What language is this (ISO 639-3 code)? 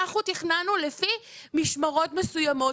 heb